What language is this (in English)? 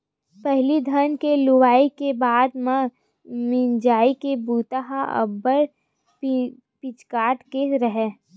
Chhattisgarhi